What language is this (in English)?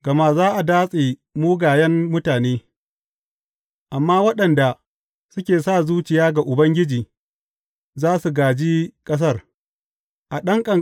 Hausa